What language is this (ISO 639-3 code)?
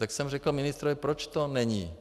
ces